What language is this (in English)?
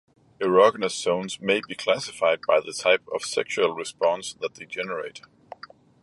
English